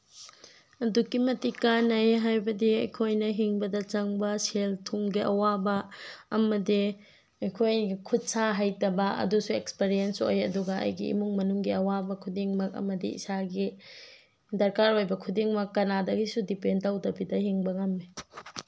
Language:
Manipuri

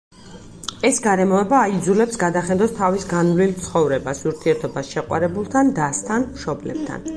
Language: Georgian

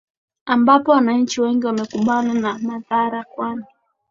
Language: Swahili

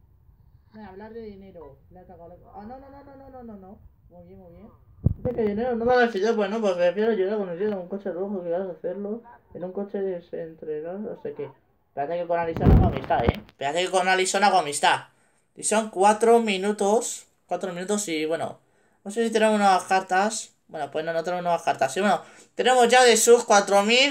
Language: Spanish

